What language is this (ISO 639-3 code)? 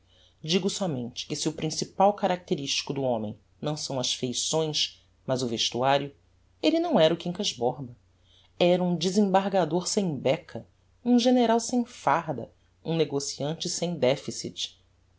por